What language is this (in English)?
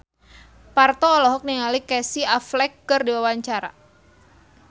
Sundanese